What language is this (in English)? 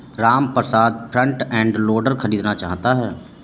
Hindi